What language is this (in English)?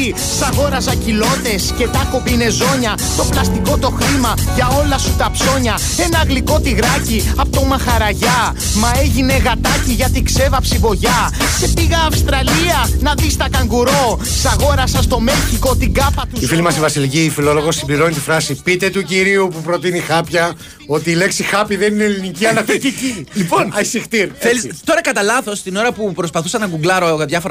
Greek